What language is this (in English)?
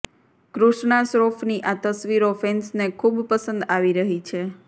Gujarati